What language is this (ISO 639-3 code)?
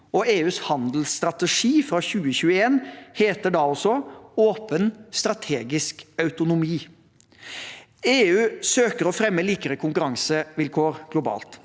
nor